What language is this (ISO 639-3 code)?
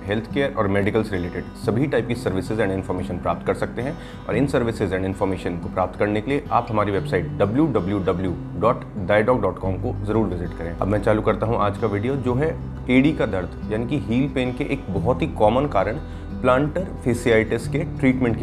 hin